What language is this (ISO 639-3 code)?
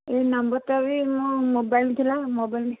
ori